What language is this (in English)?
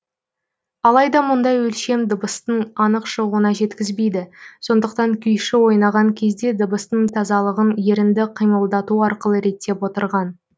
Kazakh